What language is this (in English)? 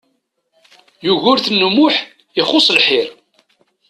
Kabyle